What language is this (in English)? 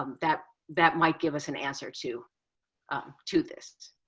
English